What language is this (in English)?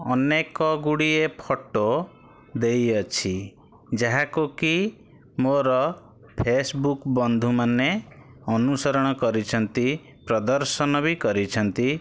Odia